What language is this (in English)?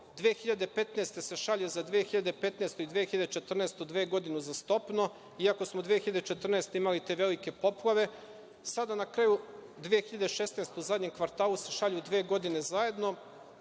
Serbian